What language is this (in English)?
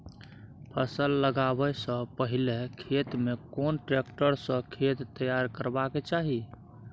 Maithili